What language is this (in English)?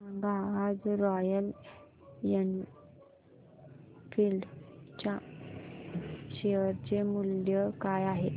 Marathi